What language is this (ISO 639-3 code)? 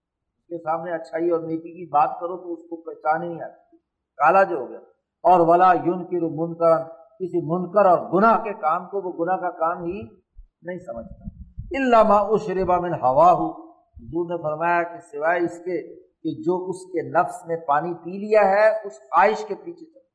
urd